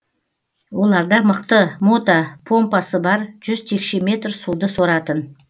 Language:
Kazakh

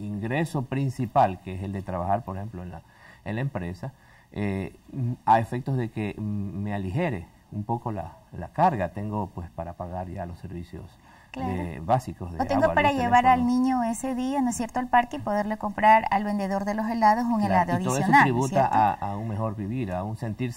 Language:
Spanish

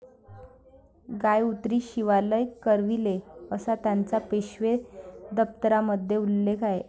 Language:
Marathi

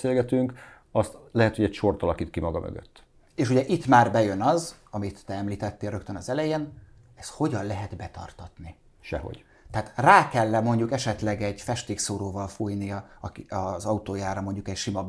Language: Hungarian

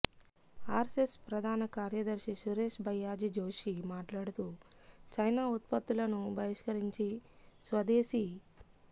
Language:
Telugu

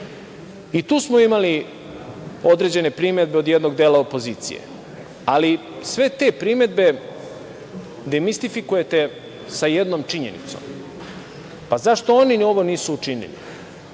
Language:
Serbian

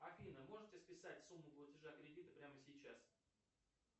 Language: Russian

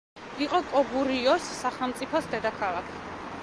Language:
Georgian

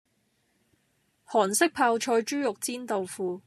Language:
Cantonese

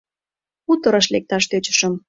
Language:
Mari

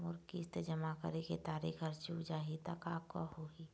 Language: Chhattisgarhi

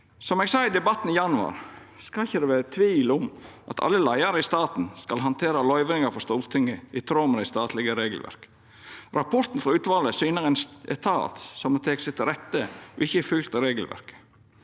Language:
Norwegian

